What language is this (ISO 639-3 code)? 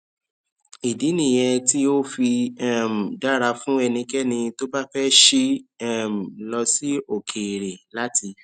yor